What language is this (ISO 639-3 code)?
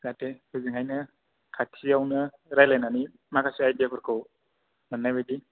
brx